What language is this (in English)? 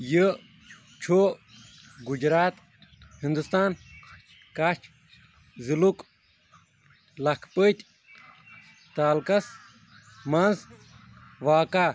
Kashmiri